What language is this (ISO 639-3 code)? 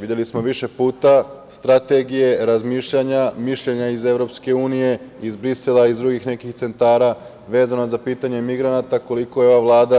srp